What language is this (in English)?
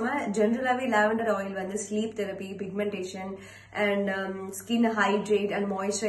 Hindi